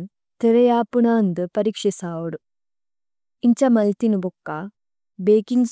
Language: Tulu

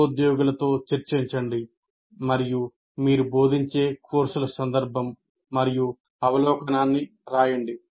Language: Telugu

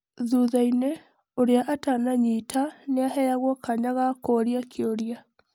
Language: Kikuyu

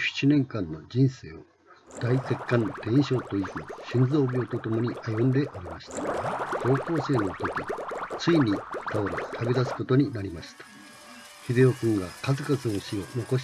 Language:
Japanese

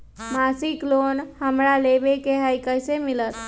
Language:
Magahi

